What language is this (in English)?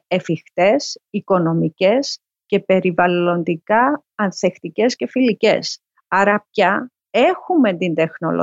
Greek